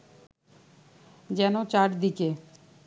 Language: Bangla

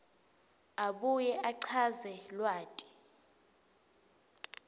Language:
Swati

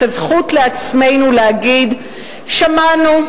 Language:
Hebrew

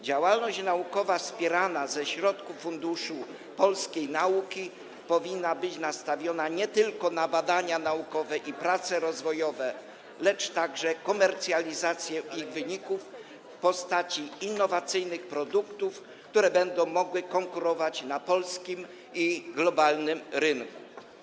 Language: Polish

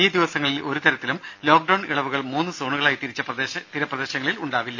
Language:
Malayalam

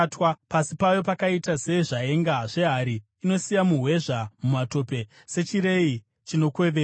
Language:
Shona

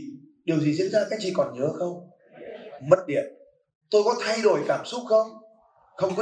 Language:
Vietnamese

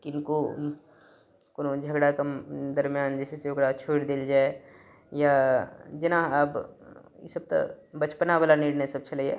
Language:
Maithili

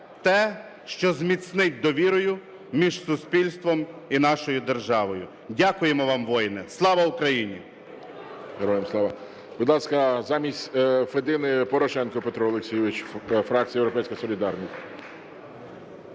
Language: Ukrainian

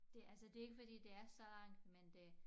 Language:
Danish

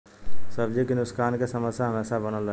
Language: Bhojpuri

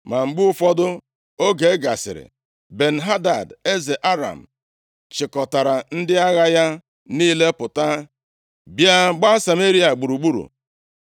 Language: Igbo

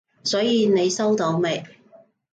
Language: Cantonese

